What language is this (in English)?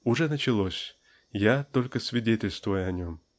Russian